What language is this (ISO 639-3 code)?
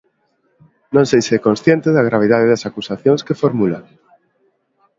glg